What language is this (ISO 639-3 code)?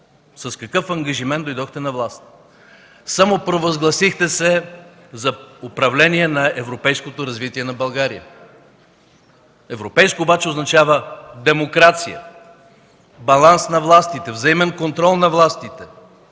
bul